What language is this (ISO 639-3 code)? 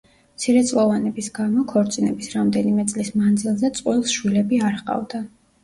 kat